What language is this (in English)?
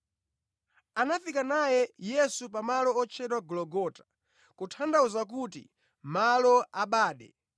Nyanja